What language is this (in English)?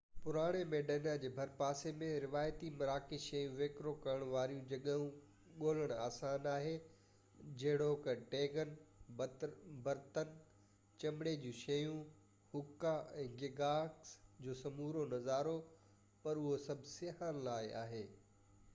Sindhi